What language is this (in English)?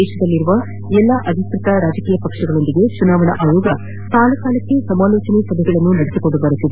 Kannada